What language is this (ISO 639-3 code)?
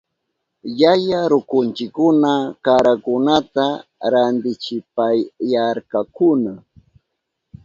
qup